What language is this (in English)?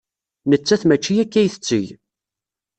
Kabyle